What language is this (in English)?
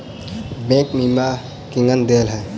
Maithili